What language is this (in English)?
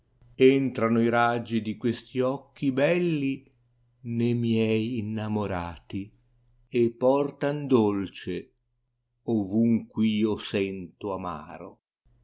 Italian